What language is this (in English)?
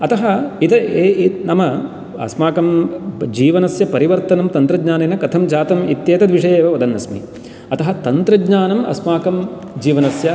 Sanskrit